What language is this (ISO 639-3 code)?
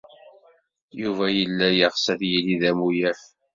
kab